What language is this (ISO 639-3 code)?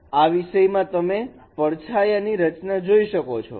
guj